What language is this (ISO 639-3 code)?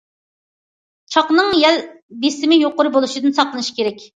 uig